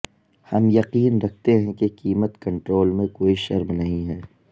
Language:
Urdu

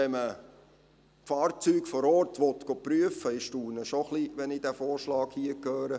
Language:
Swiss German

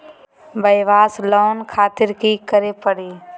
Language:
Magahi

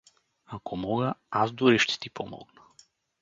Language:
Bulgarian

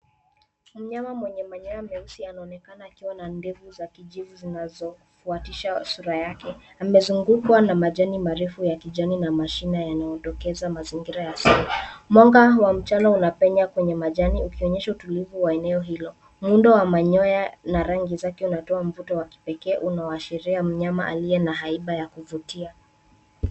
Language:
Swahili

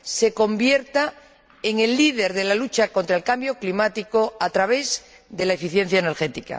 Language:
Spanish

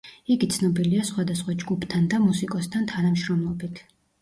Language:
Georgian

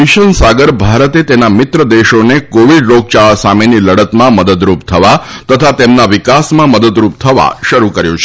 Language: Gujarati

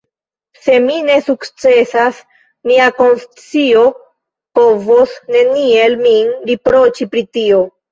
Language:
Esperanto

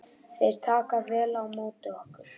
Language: Icelandic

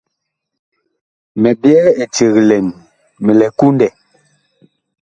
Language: Bakoko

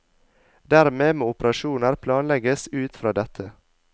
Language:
Norwegian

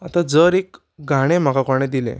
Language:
Konkani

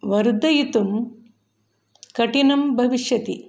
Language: Sanskrit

